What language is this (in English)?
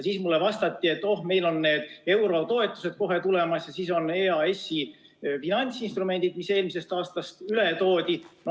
Estonian